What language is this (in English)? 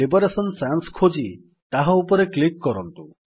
Odia